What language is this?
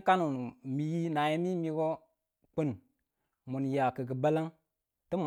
Tula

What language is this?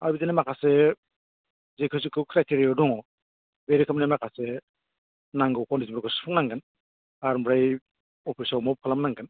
Bodo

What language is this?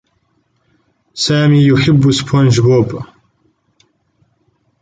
Arabic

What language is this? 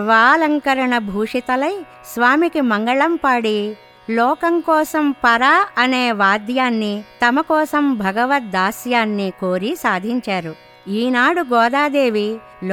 Telugu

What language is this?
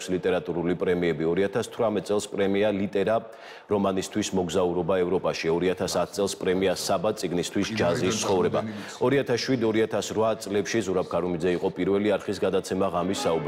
Romanian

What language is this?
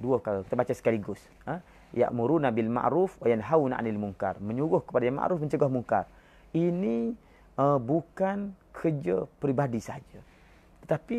Malay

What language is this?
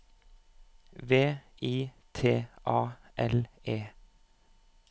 Norwegian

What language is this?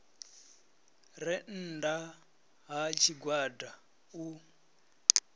Venda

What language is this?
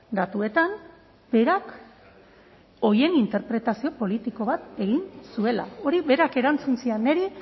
Basque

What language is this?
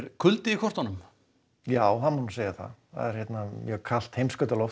Icelandic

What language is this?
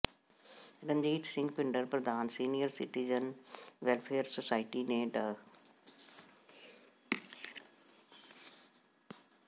Punjabi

